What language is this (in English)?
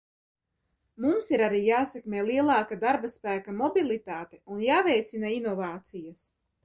Latvian